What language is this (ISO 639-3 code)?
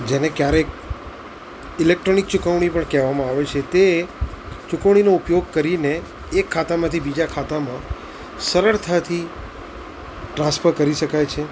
guj